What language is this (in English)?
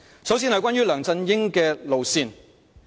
Cantonese